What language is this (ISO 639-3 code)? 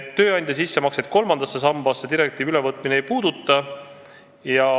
est